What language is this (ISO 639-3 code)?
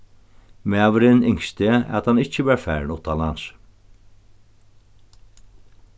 fao